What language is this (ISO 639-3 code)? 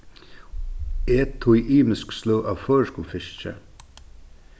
fao